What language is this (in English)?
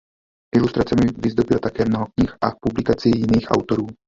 Czech